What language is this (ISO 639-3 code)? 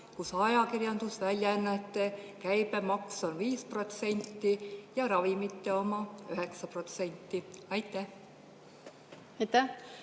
est